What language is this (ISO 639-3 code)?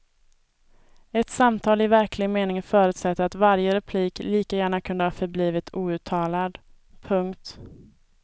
swe